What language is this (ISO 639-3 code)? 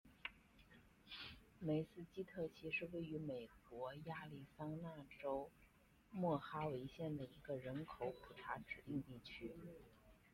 zho